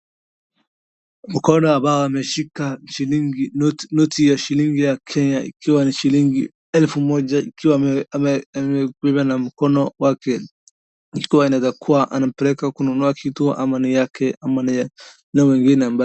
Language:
Swahili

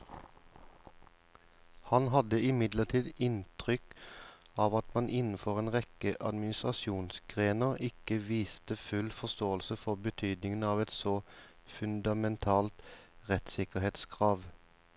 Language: Norwegian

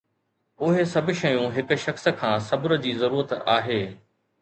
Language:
Sindhi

